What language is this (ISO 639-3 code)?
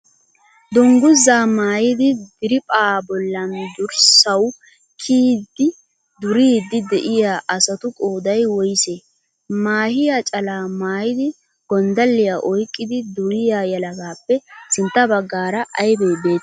wal